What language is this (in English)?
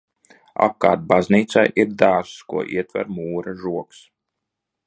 Latvian